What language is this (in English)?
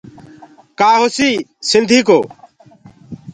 Gurgula